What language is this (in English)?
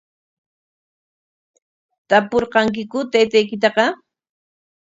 Corongo Ancash Quechua